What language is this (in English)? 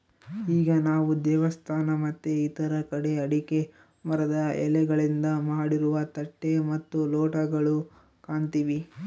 Kannada